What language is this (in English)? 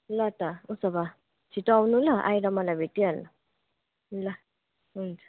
Nepali